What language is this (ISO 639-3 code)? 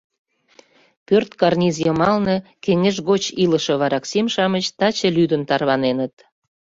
chm